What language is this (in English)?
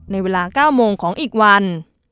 Thai